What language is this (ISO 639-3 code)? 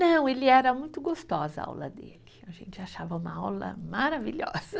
por